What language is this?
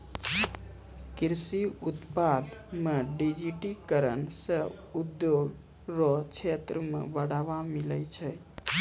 Maithili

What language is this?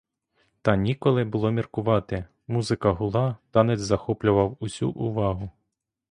Ukrainian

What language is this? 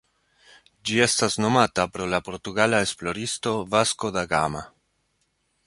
Esperanto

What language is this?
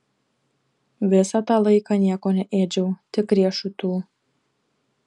Lithuanian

